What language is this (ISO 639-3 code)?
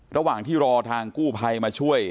tha